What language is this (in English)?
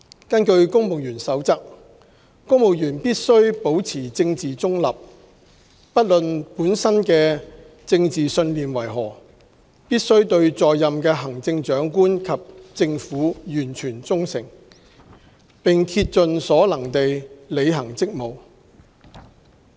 Cantonese